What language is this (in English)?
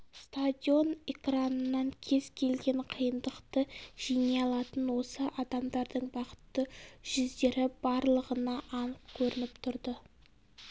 Kazakh